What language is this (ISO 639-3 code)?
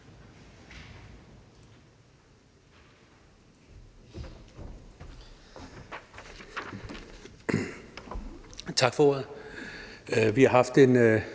dan